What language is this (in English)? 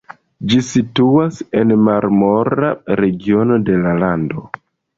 Esperanto